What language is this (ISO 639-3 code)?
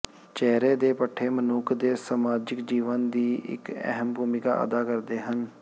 pan